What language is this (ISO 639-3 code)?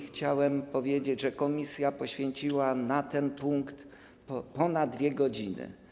pol